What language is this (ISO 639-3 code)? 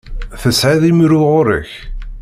kab